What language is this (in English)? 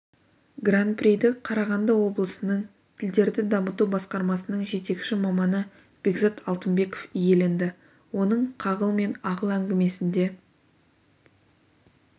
Kazakh